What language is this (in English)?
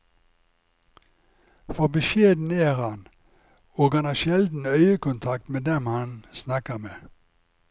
Norwegian